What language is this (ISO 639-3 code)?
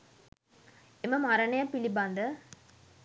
sin